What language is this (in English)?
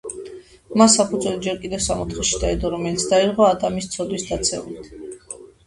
Georgian